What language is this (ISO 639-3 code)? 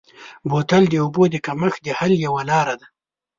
pus